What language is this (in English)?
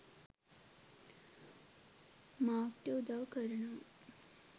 Sinhala